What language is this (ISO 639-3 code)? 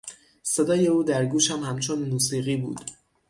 fas